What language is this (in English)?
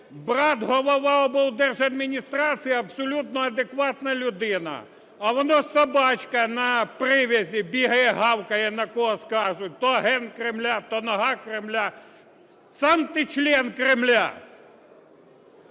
Ukrainian